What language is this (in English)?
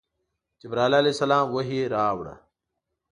Pashto